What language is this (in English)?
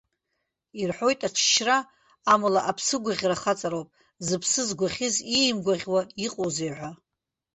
Abkhazian